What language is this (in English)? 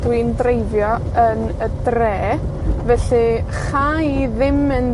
Welsh